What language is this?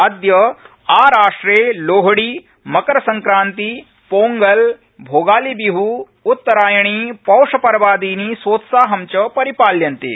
Sanskrit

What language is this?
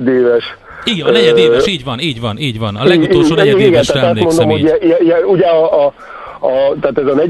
Hungarian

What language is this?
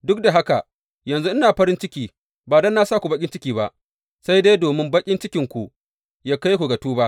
Hausa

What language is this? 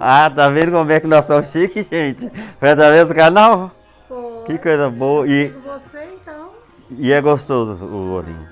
Portuguese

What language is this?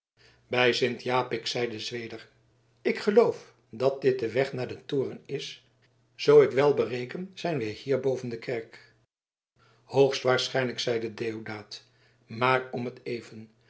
Dutch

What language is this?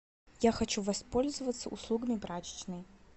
Russian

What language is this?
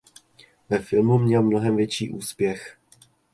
Czech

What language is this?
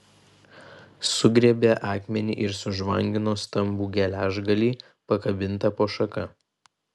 Lithuanian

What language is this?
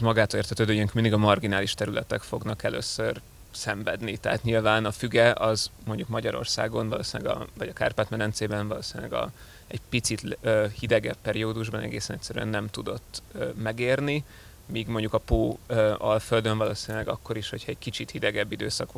Hungarian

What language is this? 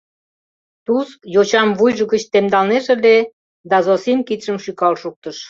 Mari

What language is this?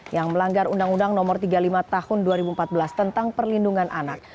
Indonesian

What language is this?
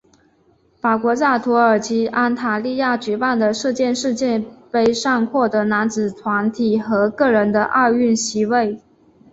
Chinese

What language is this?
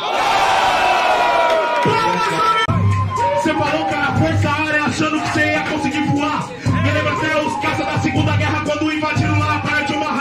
Portuguese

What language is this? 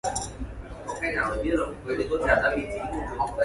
English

